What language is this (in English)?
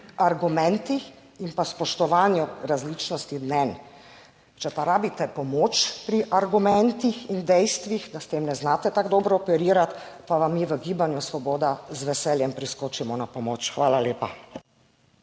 Slovenian